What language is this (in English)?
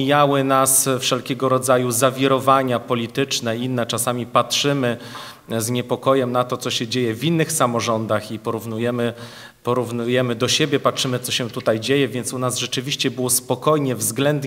Polish